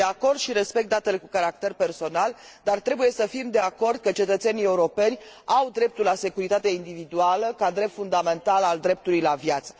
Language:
Romanian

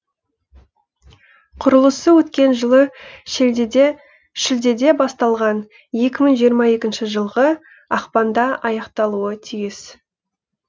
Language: Kazakh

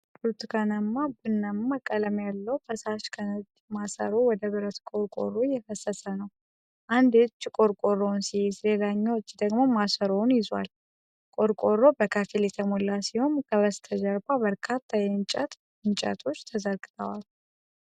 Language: Amharic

